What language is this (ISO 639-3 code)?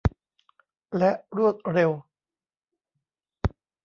tha